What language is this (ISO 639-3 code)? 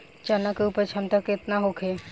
bho